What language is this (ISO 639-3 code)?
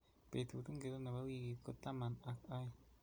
kln